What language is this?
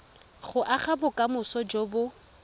Tswana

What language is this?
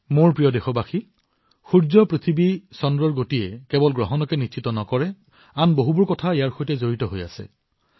Assamese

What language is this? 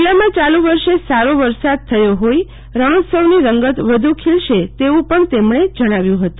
Gujarati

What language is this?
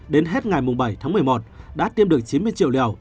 Vietnamese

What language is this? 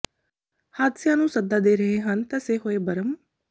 Punjabi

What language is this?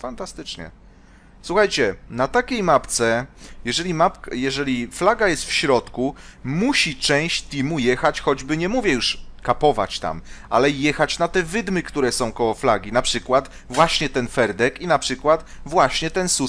Polish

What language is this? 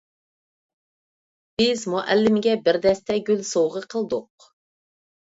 Uyghur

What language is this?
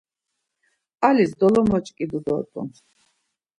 Laz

